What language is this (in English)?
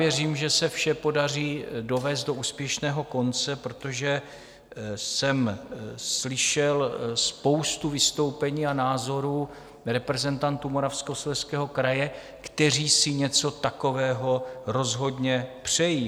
Czech